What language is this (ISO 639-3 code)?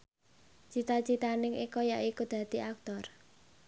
jav